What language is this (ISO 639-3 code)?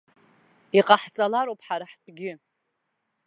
abk